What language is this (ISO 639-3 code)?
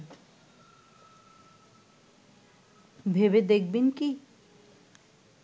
ben